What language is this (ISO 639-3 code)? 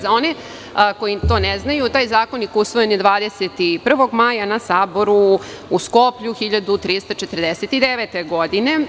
srp